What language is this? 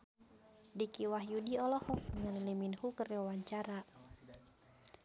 Sundanese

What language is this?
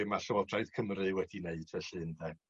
Welsh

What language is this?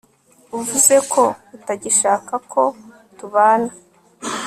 Kinyarwanda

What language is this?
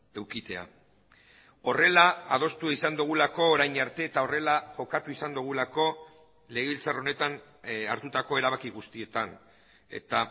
Basque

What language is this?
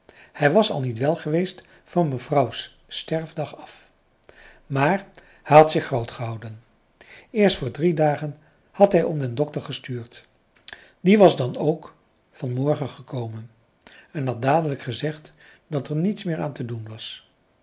Dutch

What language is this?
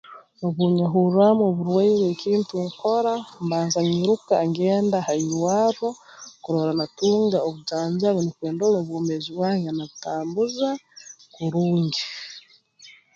Tooro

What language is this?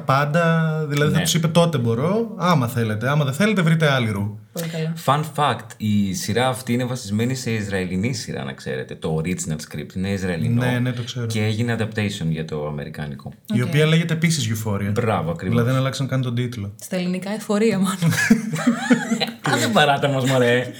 Greek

